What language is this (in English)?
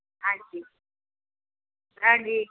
Punjabi